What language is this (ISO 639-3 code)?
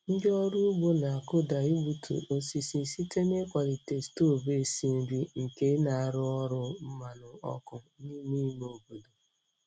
ibo